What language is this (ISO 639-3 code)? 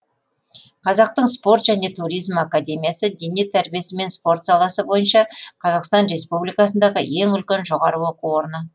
kaz